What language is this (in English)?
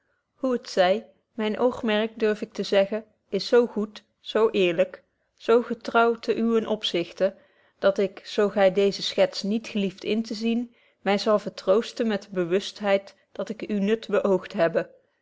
Dutch